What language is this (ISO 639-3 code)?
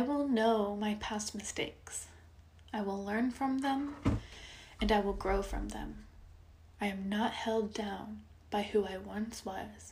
eng